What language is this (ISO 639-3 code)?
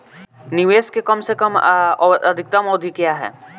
bho